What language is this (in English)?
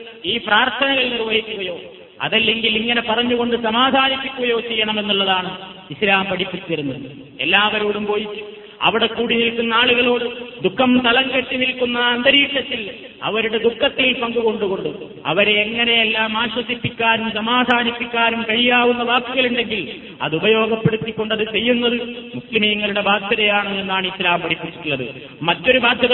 Malayalam